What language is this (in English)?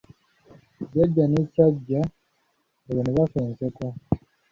Ganda